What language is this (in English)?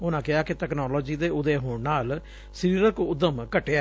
Punjabi